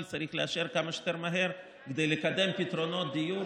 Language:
Hebrew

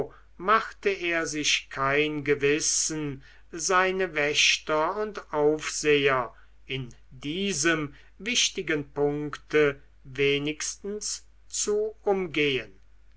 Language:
German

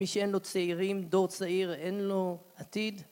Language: Hebrew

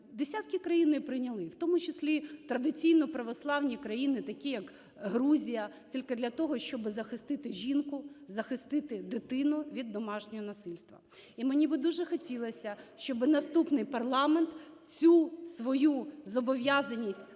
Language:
Ukrainian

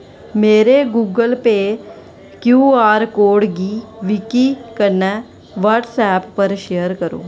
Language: Dogri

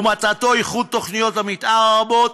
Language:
Hebrew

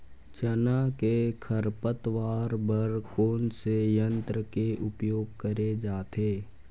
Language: Chhattisgarhi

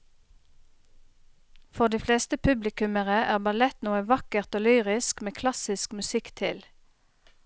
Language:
Norwegian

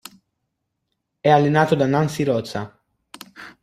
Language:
Italian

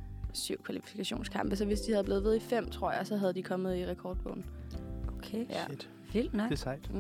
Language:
Danish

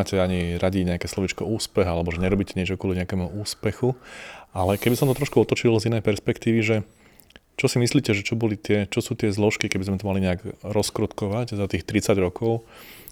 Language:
Slovak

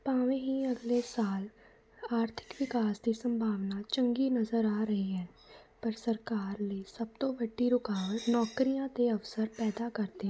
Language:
Punjabi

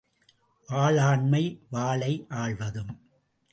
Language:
Tamil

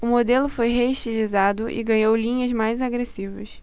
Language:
Portuguese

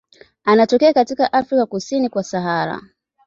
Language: Swahili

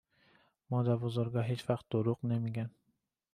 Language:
Persian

